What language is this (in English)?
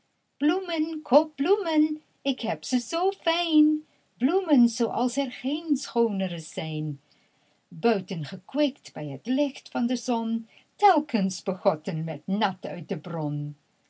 Dutch